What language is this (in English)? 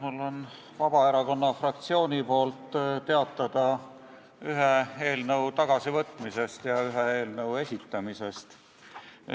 Estonian